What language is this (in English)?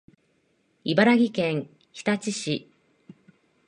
Japanese